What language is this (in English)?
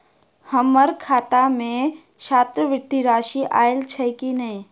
Maithili